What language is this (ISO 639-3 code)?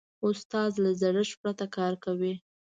pus